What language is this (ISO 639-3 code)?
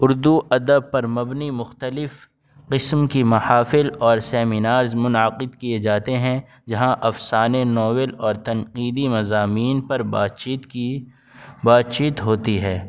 urd